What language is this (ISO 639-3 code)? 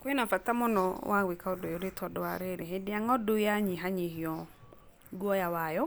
kik